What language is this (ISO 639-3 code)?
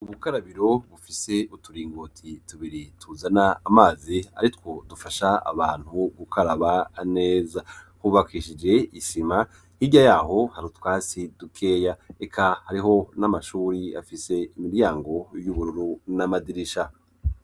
run